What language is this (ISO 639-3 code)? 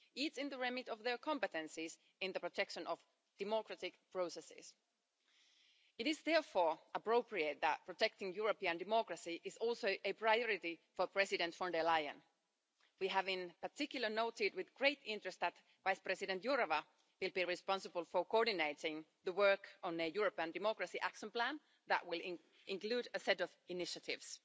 eng